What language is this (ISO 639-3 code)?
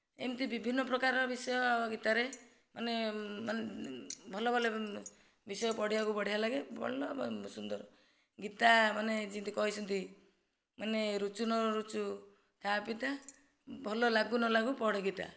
ori